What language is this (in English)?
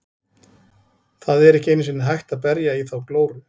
Icelandic